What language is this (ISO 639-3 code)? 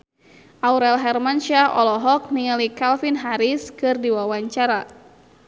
sun